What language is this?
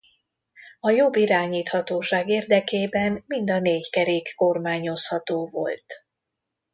Hungarian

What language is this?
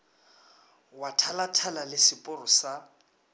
Northern Sotho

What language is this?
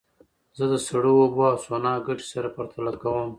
Pashto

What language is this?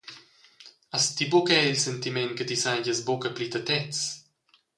Romansh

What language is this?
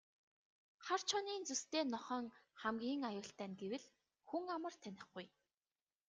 Mongolian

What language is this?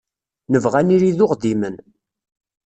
Kabyle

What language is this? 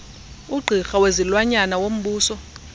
Xhosa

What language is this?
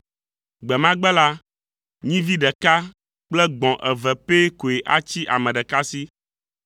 Ewe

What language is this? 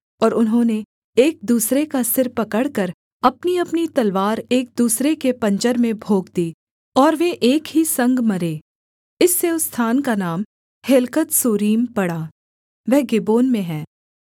Hindi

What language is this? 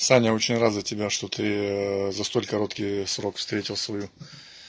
Russian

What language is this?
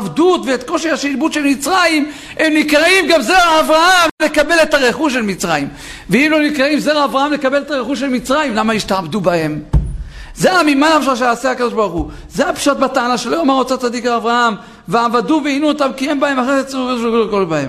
Hebrew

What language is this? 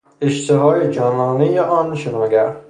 Persian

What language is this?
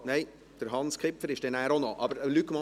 Swiss German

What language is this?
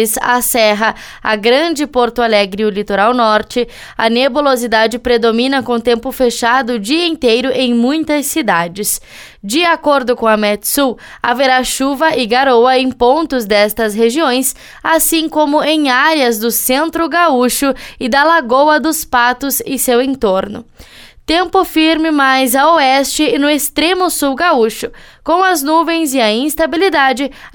Portuguese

